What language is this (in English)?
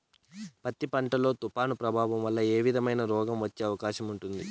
Telugu